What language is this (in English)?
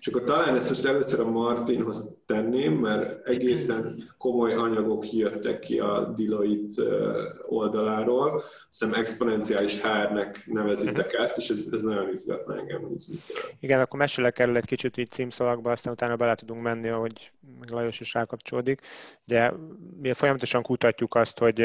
Hungarian